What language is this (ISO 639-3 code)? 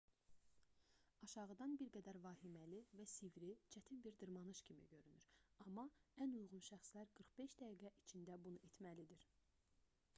aze